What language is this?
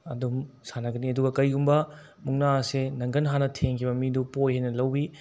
Manipuri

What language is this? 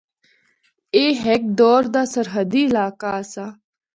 Northern Hindko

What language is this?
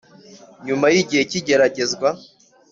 Kinyarwanda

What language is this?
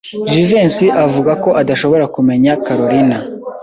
Kinyarwanda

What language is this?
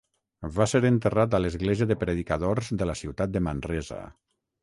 Catalan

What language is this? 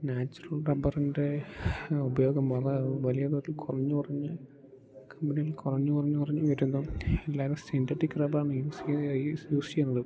Malayalam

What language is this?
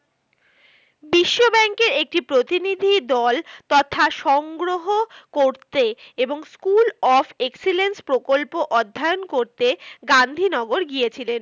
Bangla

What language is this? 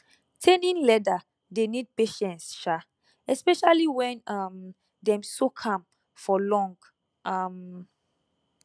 Nigerian Pidgin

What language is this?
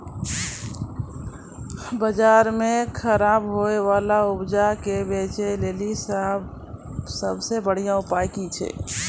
Maithili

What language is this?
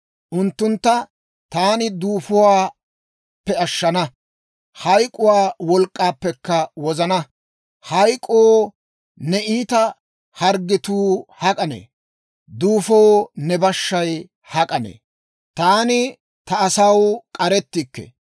Dawro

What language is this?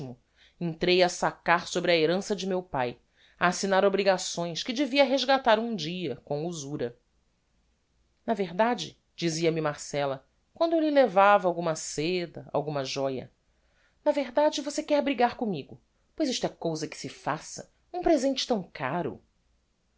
Portuguese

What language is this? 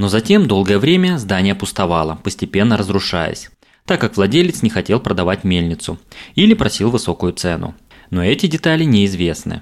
Russian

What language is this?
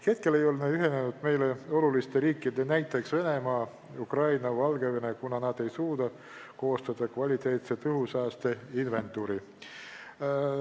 Estonian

